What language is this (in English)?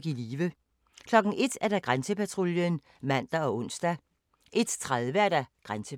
Danish